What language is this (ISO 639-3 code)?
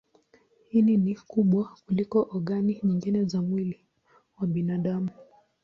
swa